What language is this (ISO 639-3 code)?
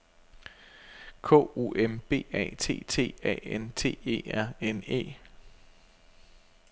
dan